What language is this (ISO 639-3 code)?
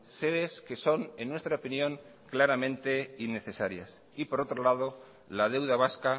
spa